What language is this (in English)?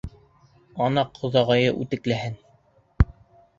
Bashkir